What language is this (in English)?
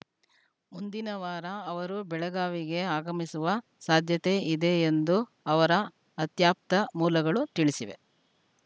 Kannada